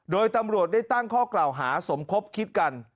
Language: Thai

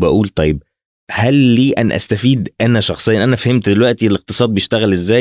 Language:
Arabic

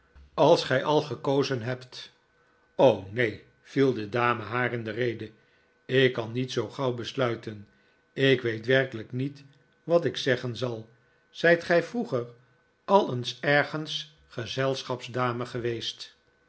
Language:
Dutch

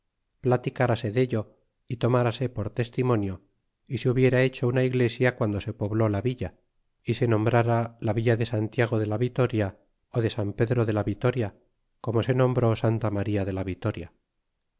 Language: Spanish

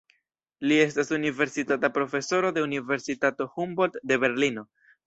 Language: Esperanto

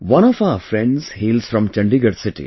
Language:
English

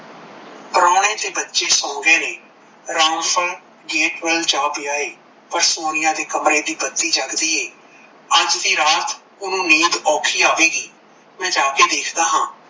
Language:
Punjabi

